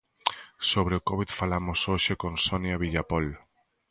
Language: Galician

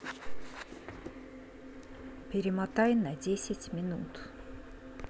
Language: Russian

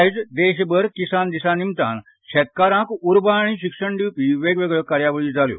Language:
Konkani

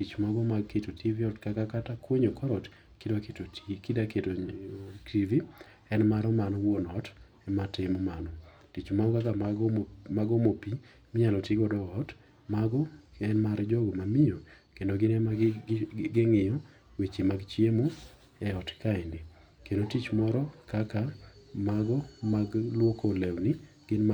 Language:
Luo (Kenya and Tanzania)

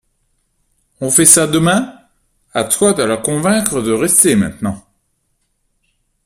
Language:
French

